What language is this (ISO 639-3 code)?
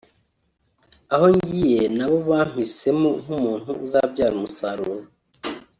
kin